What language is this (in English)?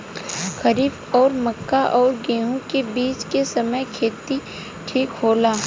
Bhojpuri